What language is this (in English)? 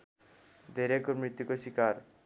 Nepali